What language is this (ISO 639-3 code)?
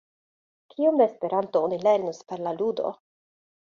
epo